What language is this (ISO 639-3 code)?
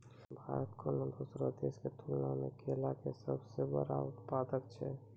mai